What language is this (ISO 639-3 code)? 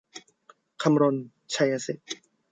tha